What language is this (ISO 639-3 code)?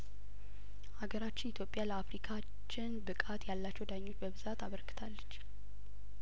amh